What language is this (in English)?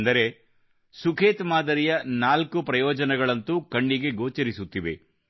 Kannada